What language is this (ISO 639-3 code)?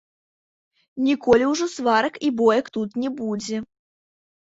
bel